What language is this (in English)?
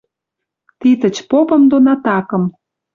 Western Mari